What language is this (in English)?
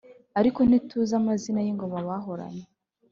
Kinyarwanda